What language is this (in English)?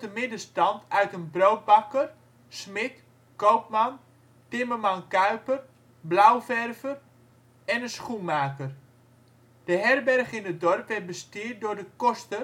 Dutch